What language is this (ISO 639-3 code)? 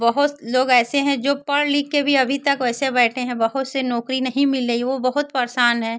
hin